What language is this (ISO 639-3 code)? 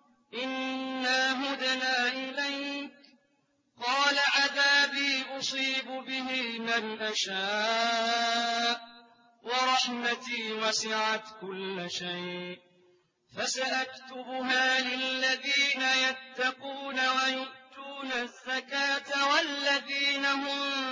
ara